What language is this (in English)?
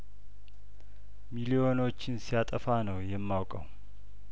Amharic